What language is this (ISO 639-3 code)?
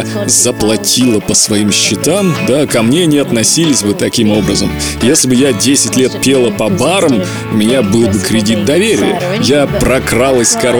rus